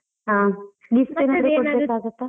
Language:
Kannada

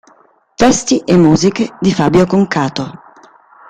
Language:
Italian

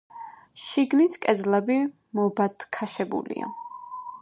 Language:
Georgian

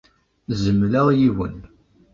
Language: Kabyle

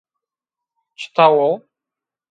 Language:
Zaza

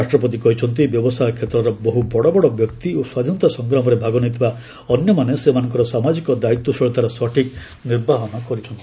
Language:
Odia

